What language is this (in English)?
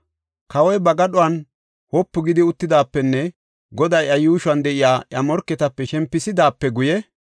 Gofa